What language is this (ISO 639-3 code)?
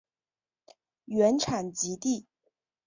zho